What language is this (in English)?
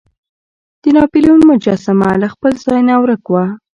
Pashto